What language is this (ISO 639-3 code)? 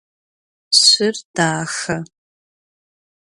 ady